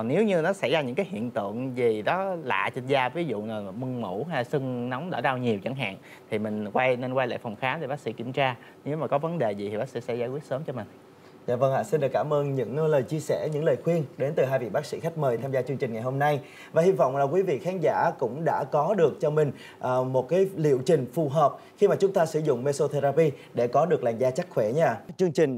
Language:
Vietnamese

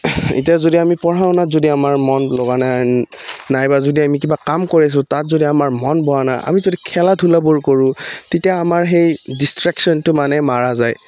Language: Assamese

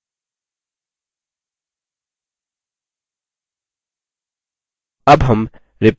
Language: Hindi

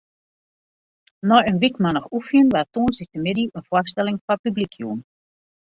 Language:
Western Frisian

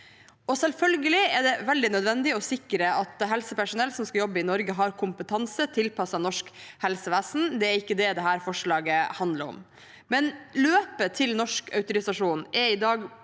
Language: Norwegian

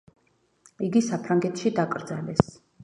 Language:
Georgian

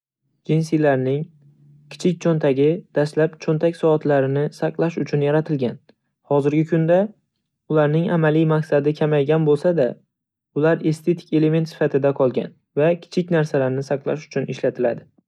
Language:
Uzbek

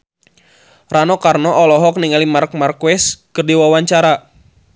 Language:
Sundanese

